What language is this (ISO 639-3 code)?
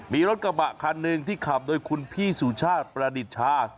tha